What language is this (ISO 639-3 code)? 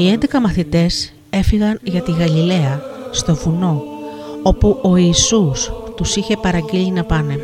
ell